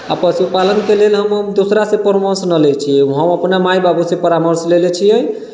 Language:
Maithili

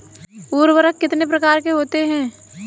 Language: Hindi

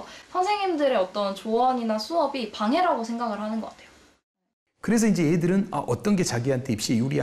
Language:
Korean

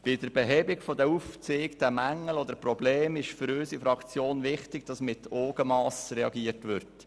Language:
Swiss German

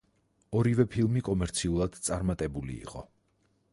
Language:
Georgian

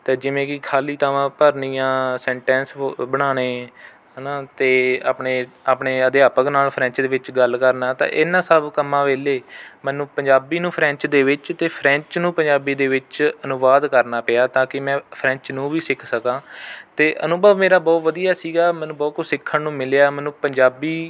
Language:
Punjabi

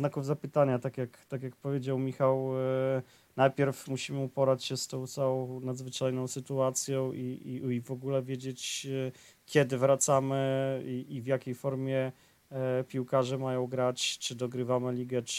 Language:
Polish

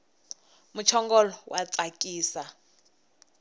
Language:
Tsonga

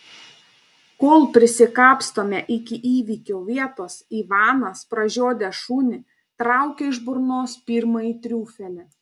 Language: Lithuanian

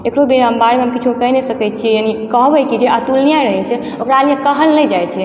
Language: Maithili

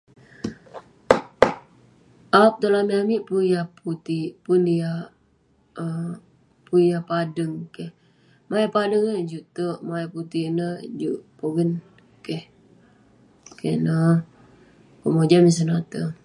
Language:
Western Penan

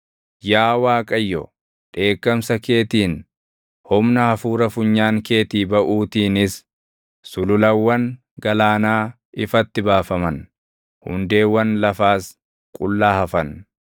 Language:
Oromo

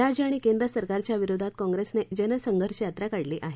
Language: Marathi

